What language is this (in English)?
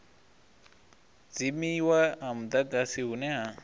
Venda